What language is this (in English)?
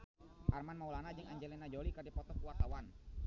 Sundanese